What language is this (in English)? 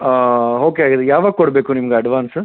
Kannada